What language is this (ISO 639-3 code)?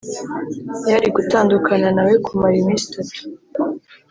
kin